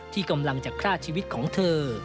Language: Thai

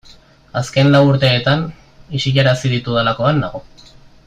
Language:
Basque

